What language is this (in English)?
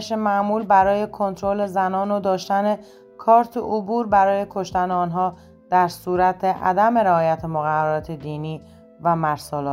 Persian